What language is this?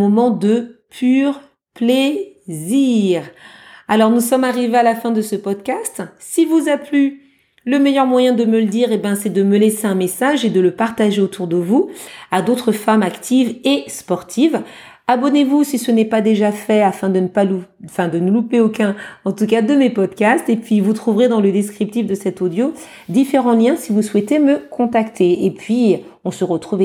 French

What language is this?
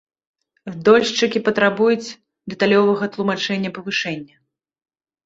Belarusian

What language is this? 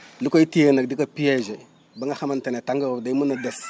Wolof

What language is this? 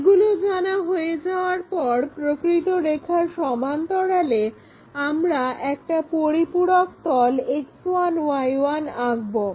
Bangla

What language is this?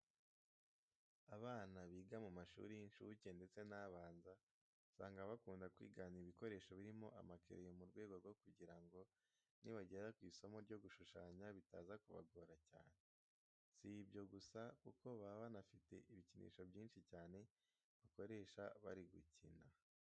Kinyarwanda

